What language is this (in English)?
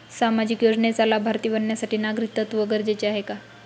Marathi